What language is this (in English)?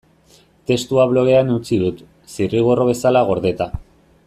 Basque